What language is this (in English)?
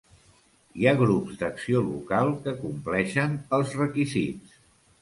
Catalan